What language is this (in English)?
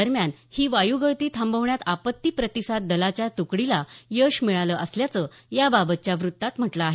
Marathi